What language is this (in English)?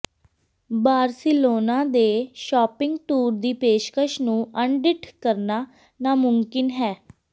Punjabi